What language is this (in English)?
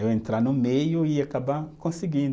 Portuguese